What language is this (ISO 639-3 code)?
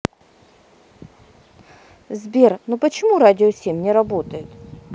rus